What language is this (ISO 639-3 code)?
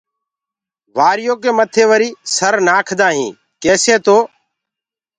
ggg